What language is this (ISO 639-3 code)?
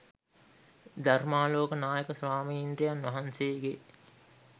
sin